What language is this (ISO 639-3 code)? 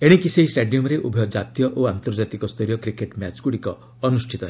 ori